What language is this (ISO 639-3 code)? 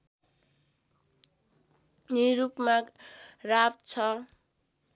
nep